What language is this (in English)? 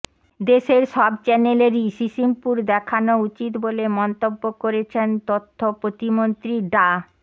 Bangla